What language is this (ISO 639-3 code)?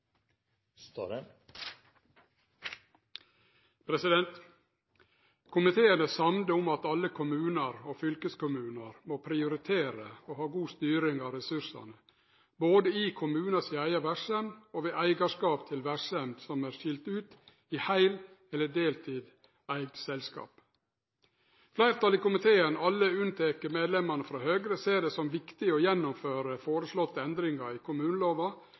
nor